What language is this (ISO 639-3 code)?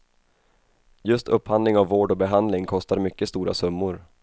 swe